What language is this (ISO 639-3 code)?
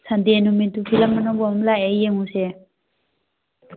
mni